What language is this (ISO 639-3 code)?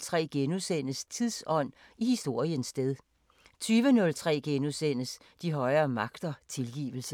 dan